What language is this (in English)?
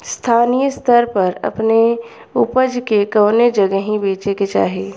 Bhojpuri